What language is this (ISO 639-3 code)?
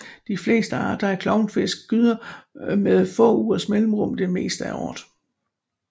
dan